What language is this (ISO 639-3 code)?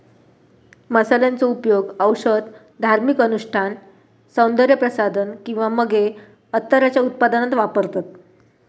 mar